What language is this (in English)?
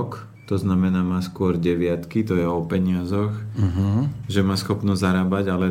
Slovak